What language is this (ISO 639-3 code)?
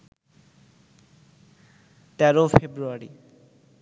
ben